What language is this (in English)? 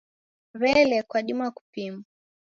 Taita